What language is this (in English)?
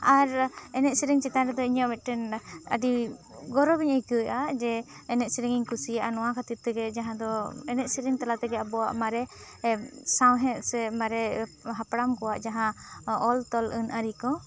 Santali